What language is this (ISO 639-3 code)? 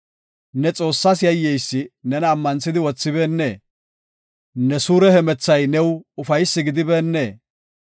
gof